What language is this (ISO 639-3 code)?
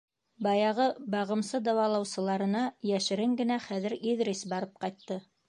bak